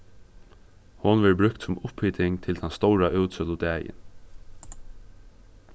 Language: Faroese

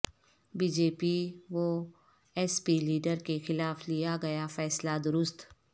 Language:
Urdu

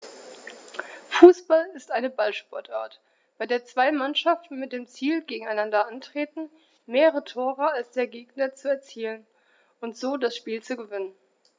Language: German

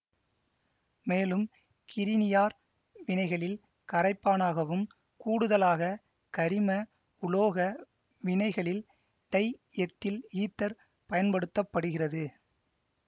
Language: Tamil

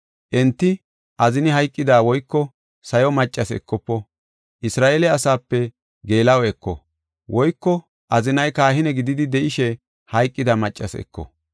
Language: Gofa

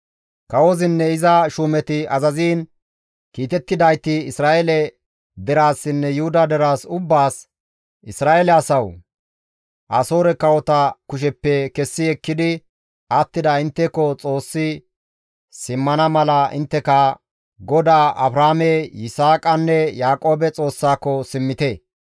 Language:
Gamo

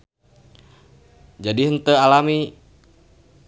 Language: Sundanese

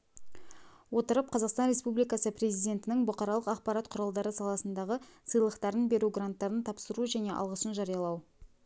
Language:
Kazakh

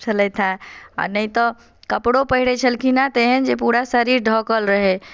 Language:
Maithili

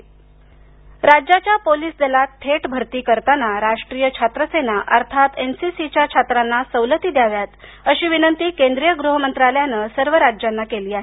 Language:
Marathi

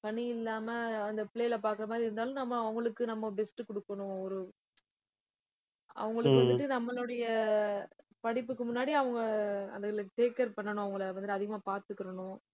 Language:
Tamil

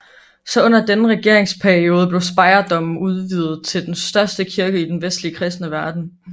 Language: Danish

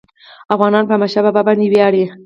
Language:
Pashto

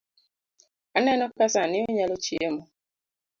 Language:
Luo (Kenya and Tanzania)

